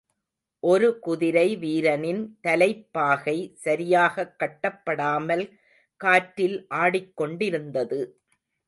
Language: Tamil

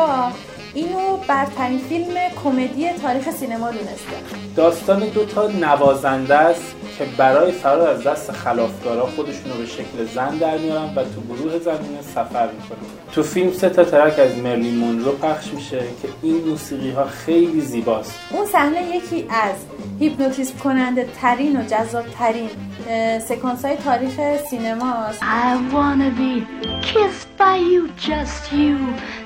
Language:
Persian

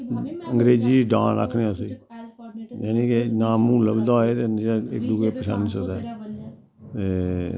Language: Dogri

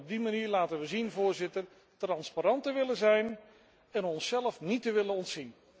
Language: Dutch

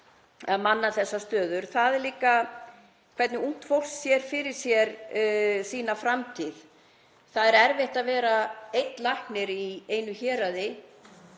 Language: Icelandic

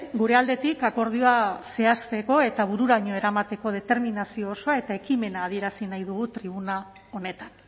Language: Basque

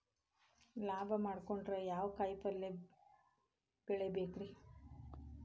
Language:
Kannada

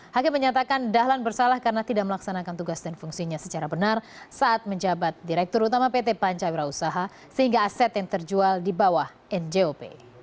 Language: Indonesian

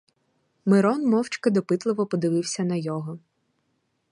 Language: Ukrainian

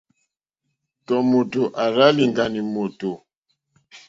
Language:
Mokpwe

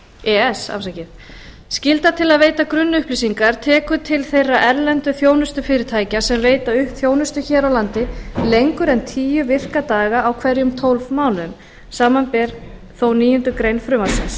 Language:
Icelandic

